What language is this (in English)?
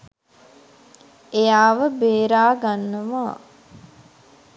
Sinhala